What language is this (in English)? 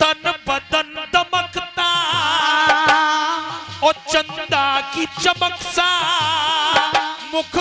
Hindi